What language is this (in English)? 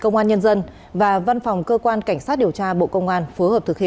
Vietnamese